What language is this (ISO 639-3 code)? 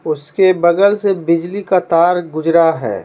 hin